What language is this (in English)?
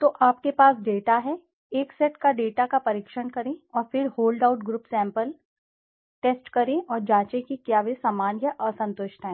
Hindi